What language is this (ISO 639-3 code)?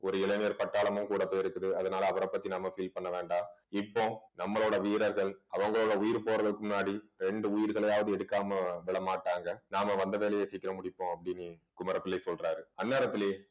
tam